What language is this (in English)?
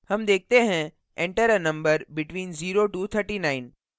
Hindi